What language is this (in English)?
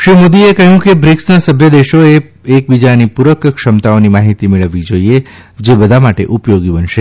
Gujarati